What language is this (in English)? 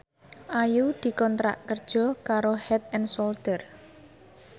Javanese